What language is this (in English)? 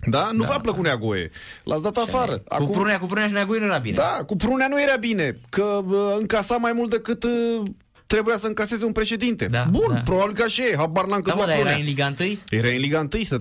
Romanian